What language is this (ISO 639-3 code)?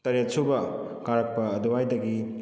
mni